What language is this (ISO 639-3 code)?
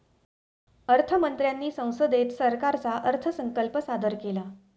mar